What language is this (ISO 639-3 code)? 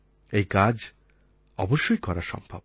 ben